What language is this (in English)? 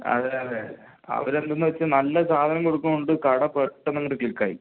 Malayalam